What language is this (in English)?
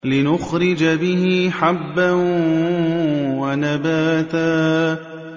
Arabic